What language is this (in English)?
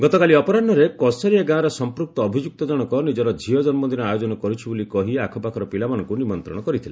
Odia